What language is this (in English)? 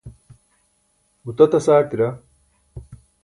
Burushaski